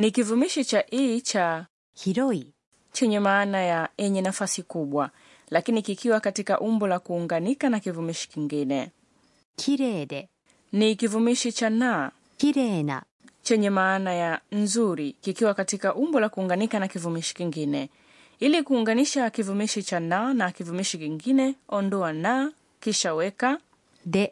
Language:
Swahili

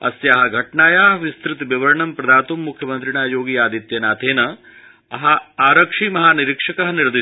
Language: Sanskrit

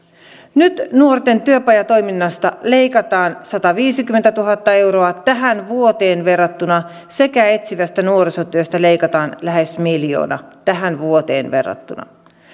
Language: Finnish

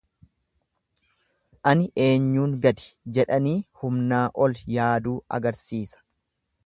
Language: Oromo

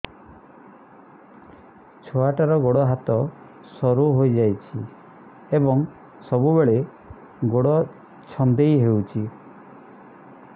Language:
Odia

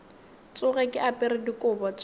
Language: Northern Sotho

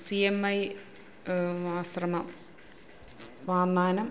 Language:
Malayalam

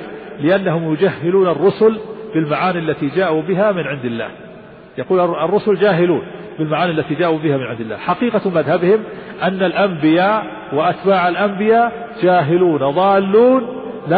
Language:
Arabic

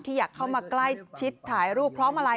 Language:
Thai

